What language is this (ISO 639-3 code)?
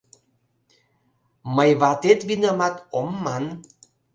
chm